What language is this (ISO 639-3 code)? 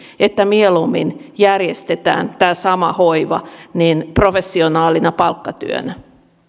fin